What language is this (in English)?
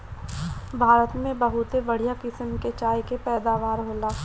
Bhojpuri